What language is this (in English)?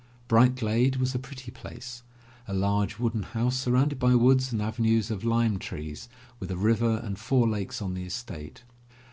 English